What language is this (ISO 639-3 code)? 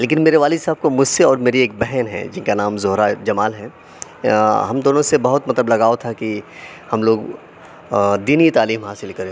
urd